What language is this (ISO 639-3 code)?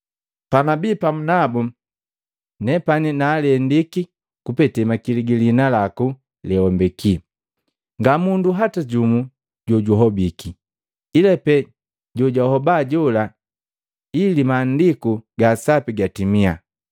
mgv